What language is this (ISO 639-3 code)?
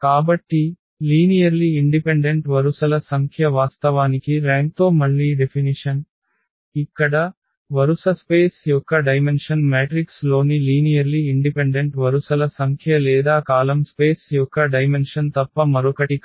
tel